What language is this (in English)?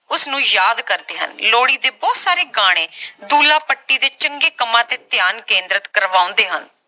Punjabi